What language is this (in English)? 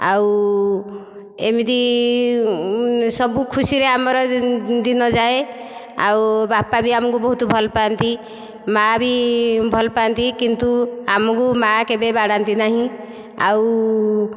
Odia